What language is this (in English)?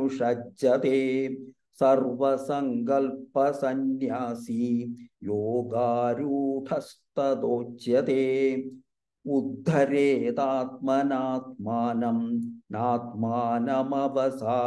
Thai